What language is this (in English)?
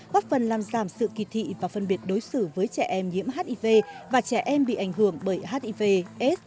Vietnamese